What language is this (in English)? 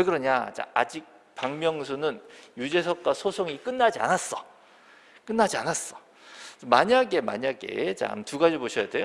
Korean